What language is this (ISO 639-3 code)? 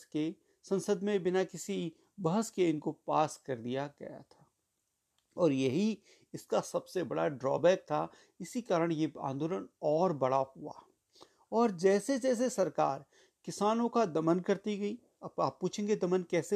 hin